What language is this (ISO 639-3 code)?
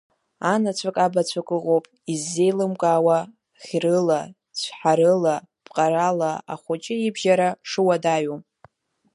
abk